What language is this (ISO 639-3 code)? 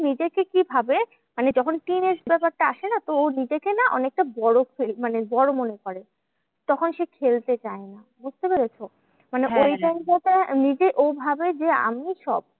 ben